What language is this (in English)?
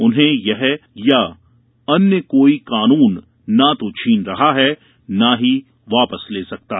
Hindi